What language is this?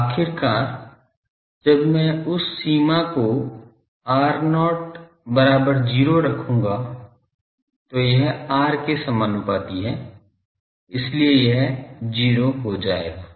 Hindi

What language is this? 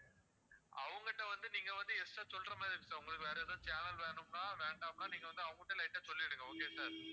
Tamil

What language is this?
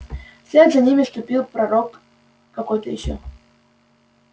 Russian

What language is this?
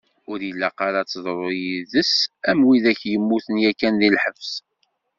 Kabyle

